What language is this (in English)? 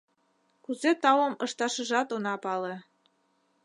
Mari